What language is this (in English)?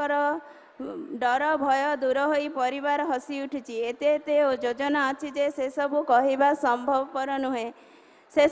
Bangla